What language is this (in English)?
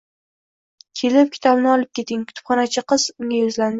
Uzbek